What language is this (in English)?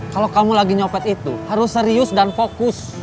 Indonesian